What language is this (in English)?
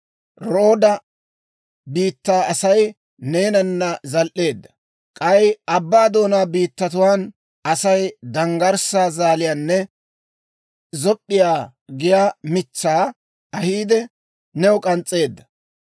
Dawro